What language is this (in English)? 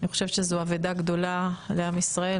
Hebrew